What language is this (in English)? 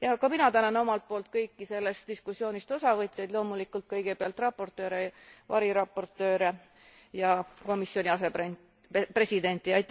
Estonian